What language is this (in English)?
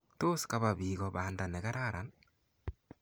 Kalenjin